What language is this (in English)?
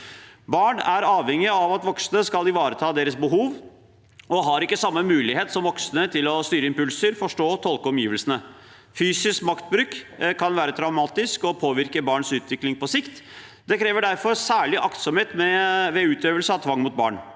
Norwegian